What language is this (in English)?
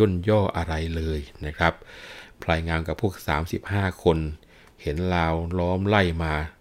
Thai